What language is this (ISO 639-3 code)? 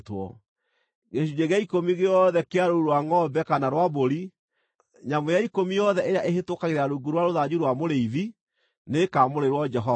kik